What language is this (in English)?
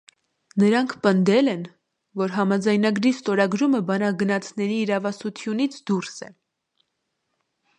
Armenian